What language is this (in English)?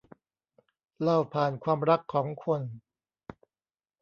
Thai